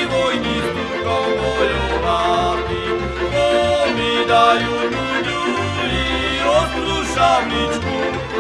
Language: Slovak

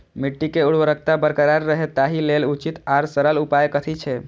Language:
Maithili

